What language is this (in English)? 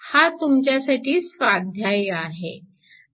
Marathi